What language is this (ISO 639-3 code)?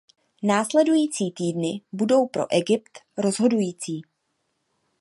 ces